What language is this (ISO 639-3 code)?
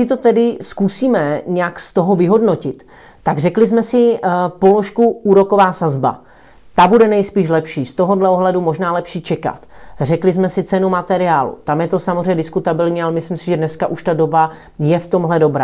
ces